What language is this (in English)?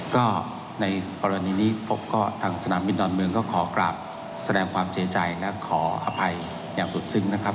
Thai